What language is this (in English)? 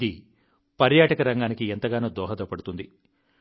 Telugu